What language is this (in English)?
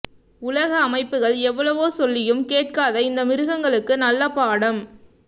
Tamil